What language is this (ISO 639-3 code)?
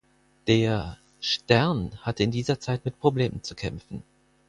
deu